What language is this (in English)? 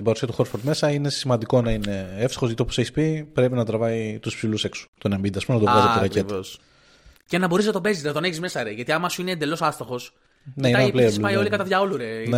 Greek